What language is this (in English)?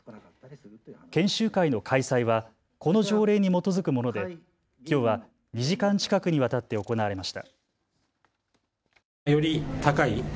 Japanese